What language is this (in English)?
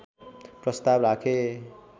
Nepali